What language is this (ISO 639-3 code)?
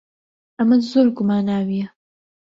ckb